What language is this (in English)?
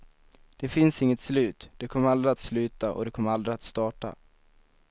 Swedish